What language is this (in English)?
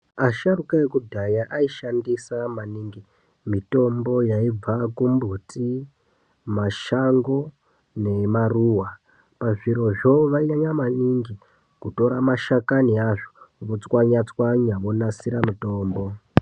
Ndau